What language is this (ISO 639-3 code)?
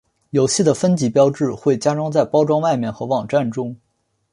zho